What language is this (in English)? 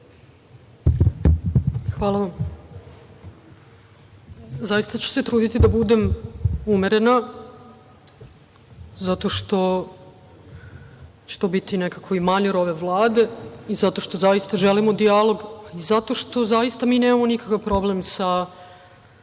Serbian